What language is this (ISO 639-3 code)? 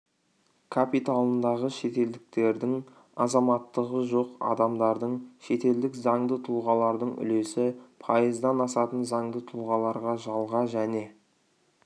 kaz